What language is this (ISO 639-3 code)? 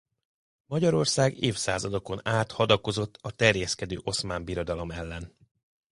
hun